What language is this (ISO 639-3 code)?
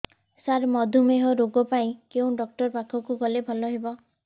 ori